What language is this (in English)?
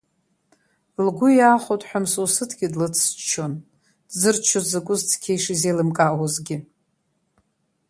Abkhazian